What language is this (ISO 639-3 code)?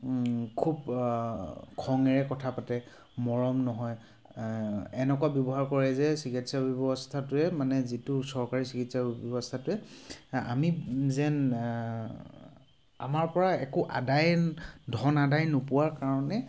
asm